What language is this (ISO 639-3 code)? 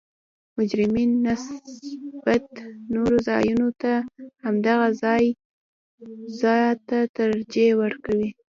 pus